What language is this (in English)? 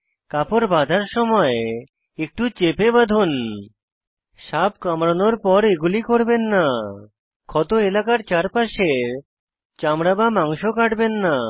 Bangla